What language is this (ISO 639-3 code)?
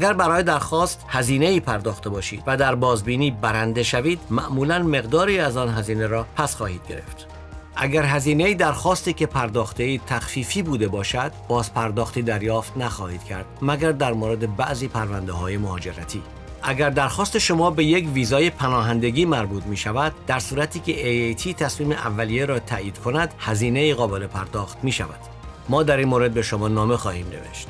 fas